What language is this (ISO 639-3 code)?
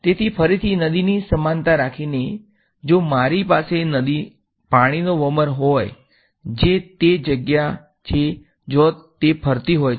guj